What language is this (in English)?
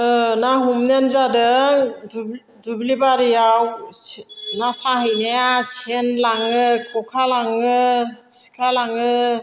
Bodo